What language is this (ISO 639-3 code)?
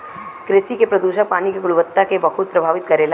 bho